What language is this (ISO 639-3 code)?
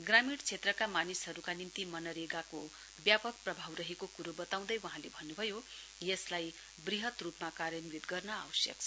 nep